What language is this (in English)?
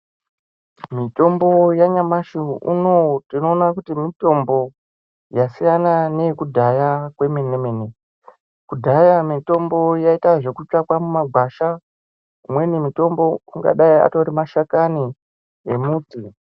Ndau